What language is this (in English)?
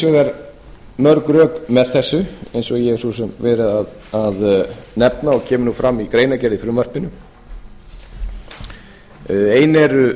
Icelandic